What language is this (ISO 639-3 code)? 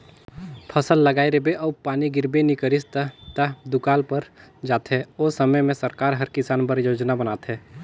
hne